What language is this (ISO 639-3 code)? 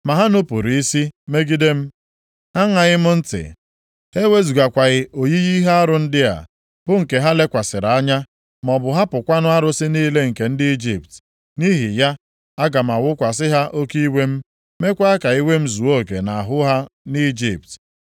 ibo